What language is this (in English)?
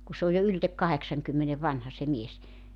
Finnish